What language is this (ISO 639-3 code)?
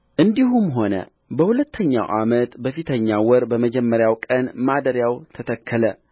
amh